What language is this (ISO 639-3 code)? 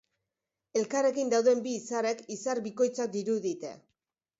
eus